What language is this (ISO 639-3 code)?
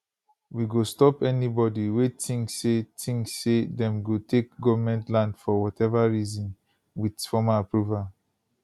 pcm